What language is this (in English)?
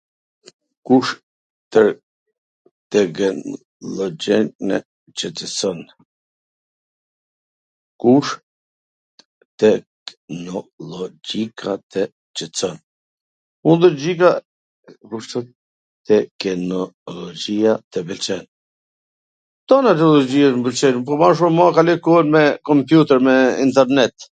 Gheg Albanian